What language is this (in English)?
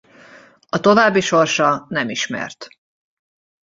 Hungarian